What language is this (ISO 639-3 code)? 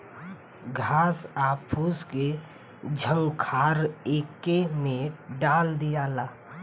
bho